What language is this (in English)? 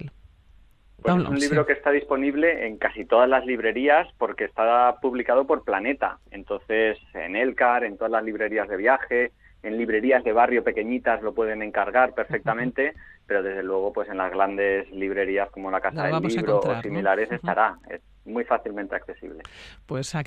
Spanish